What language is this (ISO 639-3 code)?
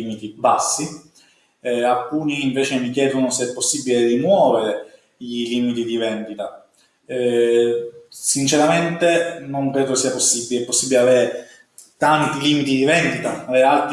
ita